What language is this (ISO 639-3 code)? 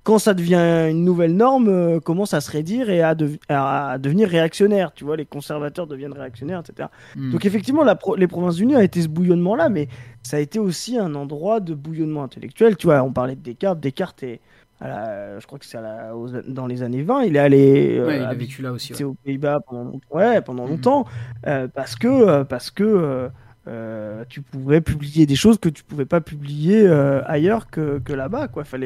fra